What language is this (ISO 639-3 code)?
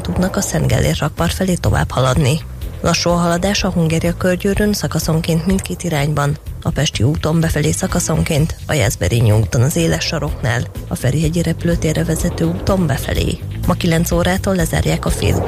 hun